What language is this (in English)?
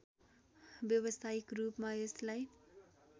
Nepali